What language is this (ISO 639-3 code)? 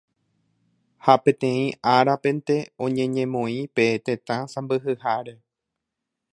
grn